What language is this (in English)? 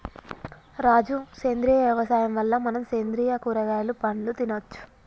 Telugu